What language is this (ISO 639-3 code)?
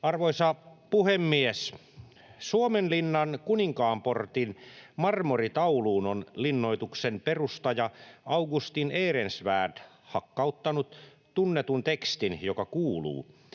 fin